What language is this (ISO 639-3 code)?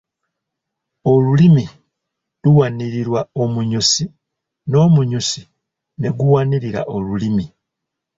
lug